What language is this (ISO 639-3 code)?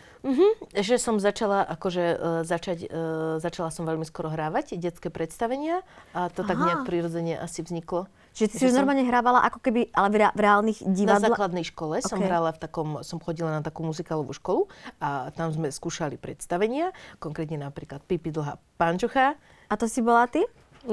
slk